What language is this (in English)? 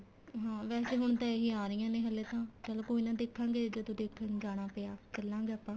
Punjabi